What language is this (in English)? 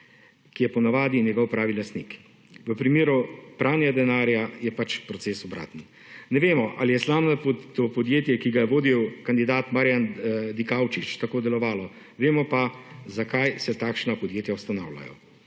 Slovenian